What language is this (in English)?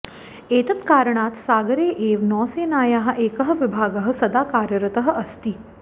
Sanskrit